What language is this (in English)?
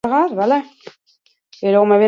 Basque